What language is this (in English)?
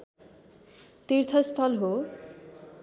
Nepali